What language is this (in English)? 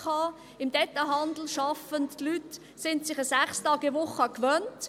Swiss German